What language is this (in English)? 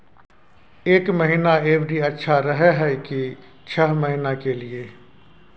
Maithili